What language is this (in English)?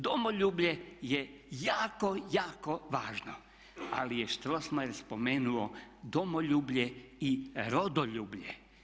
Croatian